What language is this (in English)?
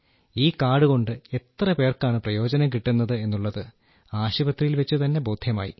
Malayalam